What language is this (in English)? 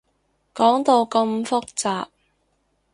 Cantonese